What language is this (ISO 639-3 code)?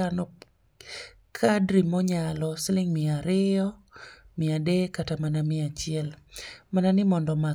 luo